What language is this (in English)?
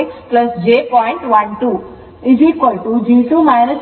Kannada